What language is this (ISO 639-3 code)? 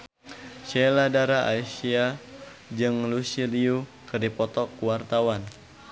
sun